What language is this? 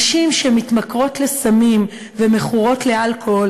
Hebrew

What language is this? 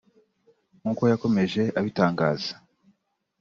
Kinyarwanda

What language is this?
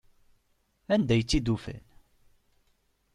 Kabyle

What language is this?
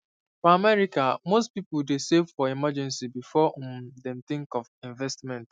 Nigerian Pidgin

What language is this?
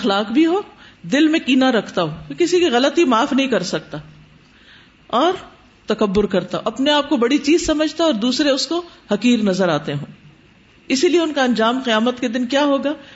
Urdu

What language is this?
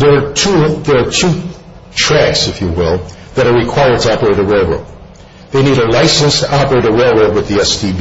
English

